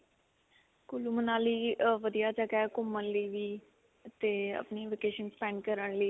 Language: Punjabi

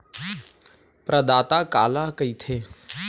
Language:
Chhattisgarhi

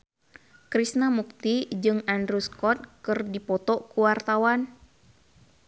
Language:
Sundanese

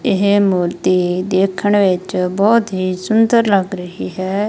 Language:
Punjabi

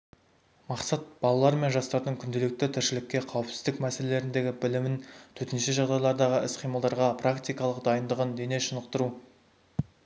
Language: Kazakh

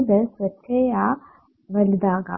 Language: Malayalam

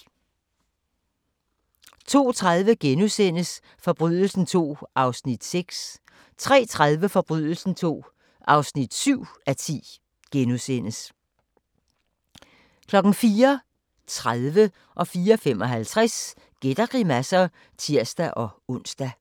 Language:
Danish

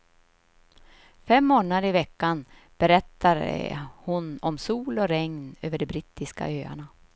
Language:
Swedish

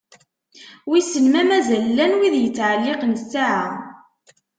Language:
Kabyle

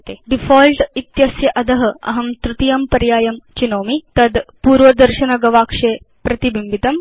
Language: Sanskrit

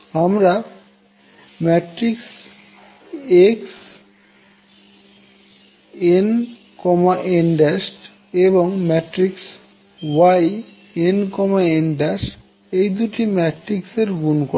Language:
Bangla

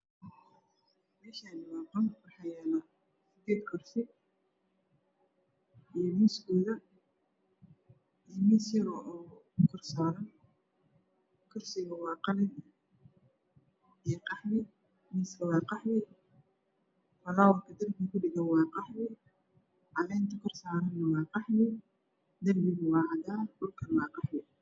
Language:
Somali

